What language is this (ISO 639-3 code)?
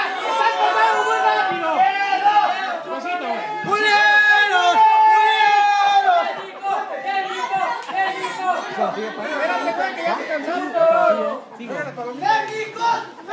spa